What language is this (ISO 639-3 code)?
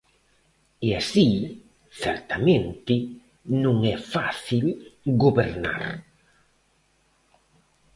glg